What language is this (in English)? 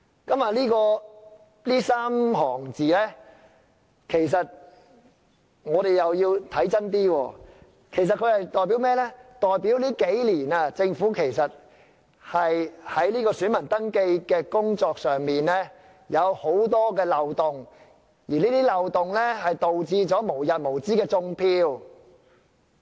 Cantonese